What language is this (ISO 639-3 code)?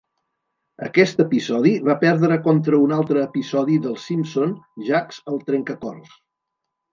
cat